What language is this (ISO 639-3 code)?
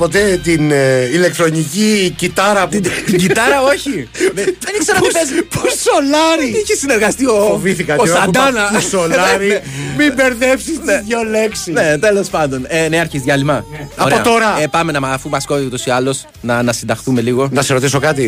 ell